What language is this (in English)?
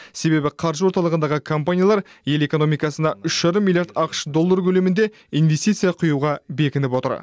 Kazakh